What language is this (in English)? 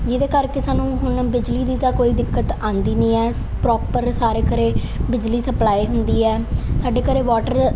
Punjabi